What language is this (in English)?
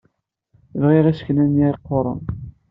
Kabyle